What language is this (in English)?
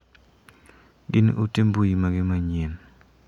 Luo (Kenya and Tanzania)